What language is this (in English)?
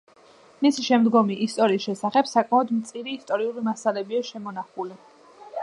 Georgian